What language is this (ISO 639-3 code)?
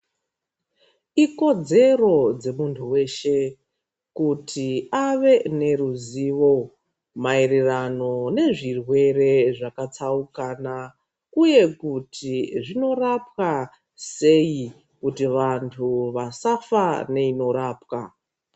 ndc